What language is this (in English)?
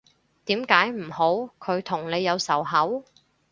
Cantonese